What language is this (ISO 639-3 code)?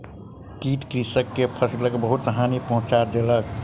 mai